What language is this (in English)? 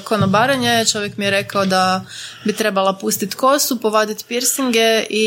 Croatian